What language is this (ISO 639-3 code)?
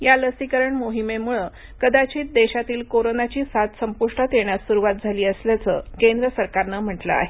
mar